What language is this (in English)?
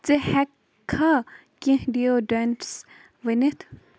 Kashmiri